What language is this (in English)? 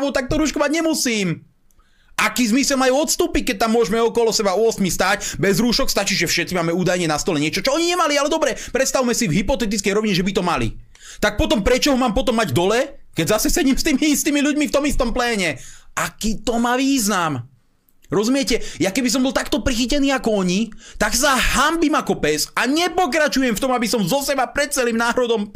Slovak